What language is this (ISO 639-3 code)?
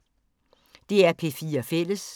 dan